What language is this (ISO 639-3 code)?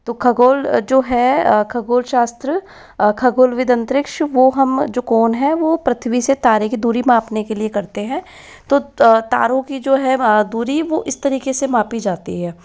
hin